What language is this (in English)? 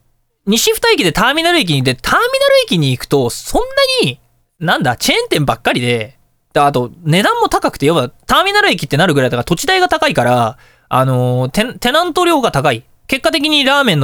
Japanese